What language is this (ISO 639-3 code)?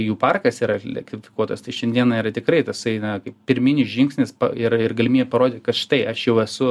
lit